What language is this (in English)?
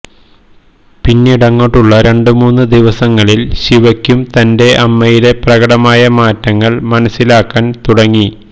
Malayalam